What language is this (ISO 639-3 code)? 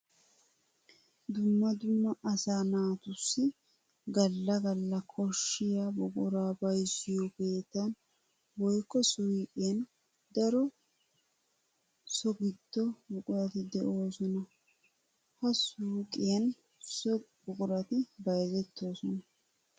wal